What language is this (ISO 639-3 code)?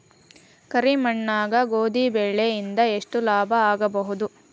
kan